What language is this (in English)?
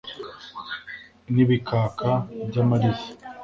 Kinyarwanda